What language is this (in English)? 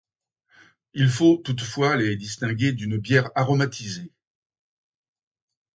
French